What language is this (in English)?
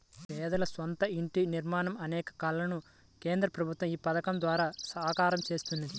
Telugu